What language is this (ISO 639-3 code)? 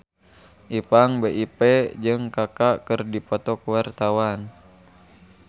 sun